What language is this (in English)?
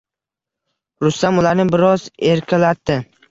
Uzbek